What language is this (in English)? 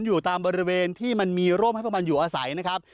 Thai